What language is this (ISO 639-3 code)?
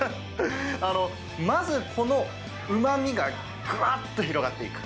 jpn